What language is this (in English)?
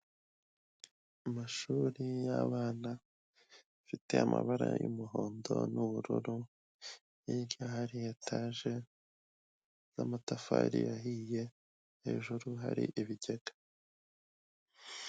Kinyarwanda